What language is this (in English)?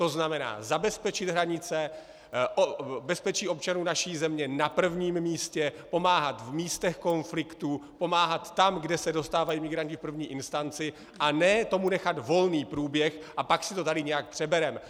Czech